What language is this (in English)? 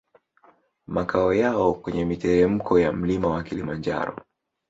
Swahili